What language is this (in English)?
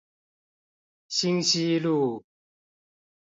Chinese